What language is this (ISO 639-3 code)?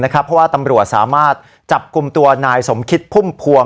tha